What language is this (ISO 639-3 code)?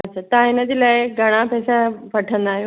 snd